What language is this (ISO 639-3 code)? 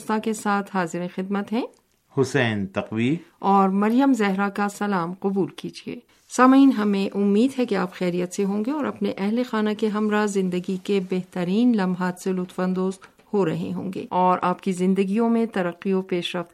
urd